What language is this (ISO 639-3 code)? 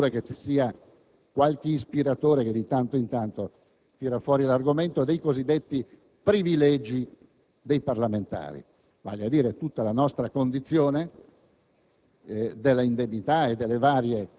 ita